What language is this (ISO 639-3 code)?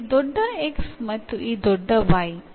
kan